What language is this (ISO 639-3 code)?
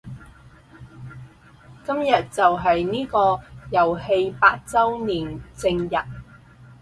yue